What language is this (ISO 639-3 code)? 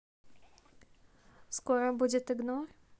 rus